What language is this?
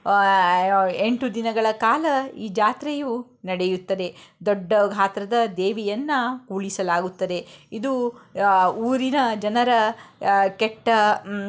Kannada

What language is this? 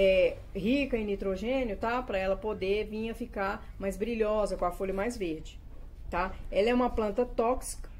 Portuguese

